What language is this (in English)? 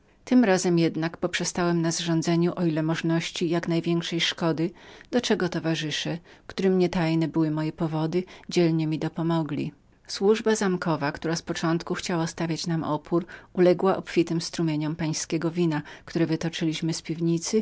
Polish